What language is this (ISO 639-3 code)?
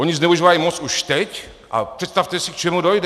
ces